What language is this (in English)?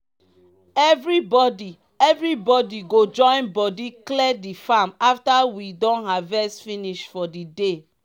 Nigerian Pidgin